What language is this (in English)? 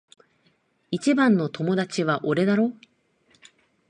Japanese